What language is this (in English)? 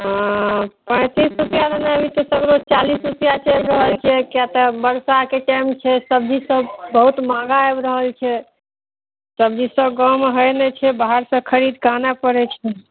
Maithili